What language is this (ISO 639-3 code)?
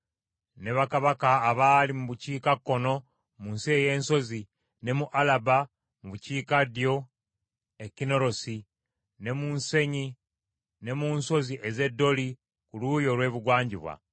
lug